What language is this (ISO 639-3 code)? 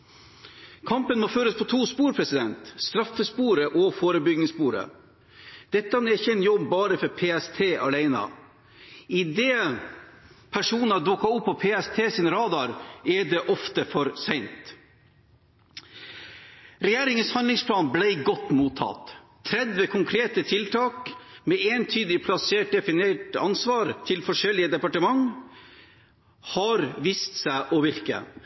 nob